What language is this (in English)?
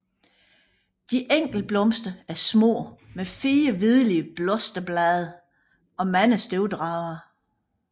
Danish